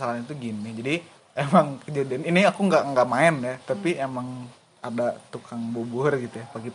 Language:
Indonesian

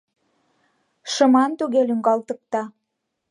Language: Mari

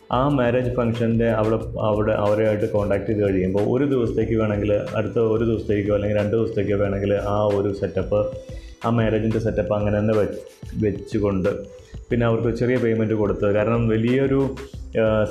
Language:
Malayalam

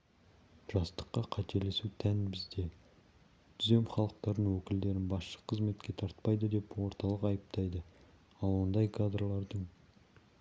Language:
Kazakh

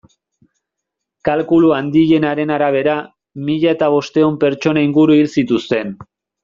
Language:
Basque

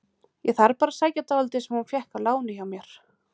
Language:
Icelandic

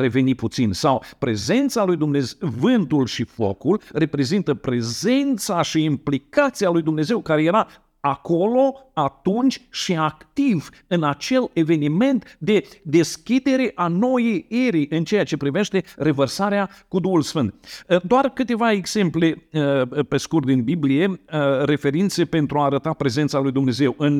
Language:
Romanian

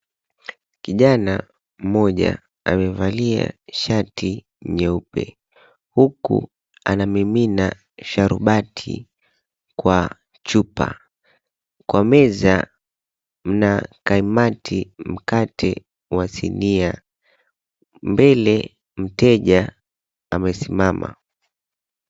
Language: Swahili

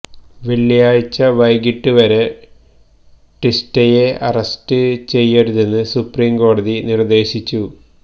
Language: Malayalam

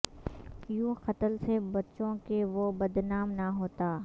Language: Urdu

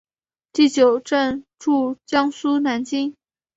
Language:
Chinese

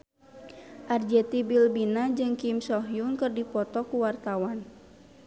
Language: Sundanese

